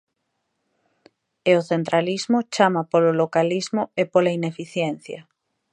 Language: Galician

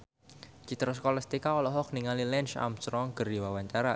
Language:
Sundanese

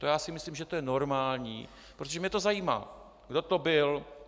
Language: Czech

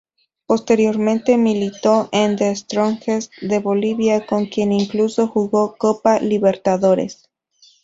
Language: Spanish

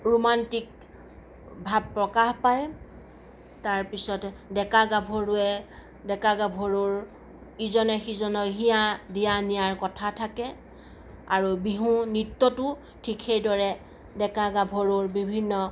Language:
Assamese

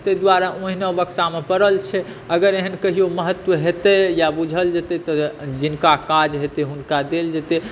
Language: Maithili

